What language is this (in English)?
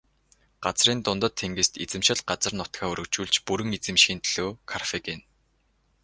Mongolian